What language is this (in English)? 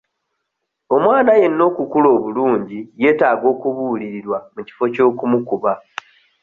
Ganda